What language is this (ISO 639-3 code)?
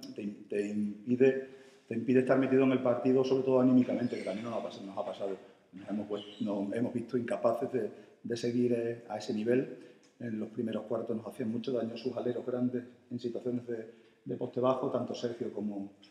spa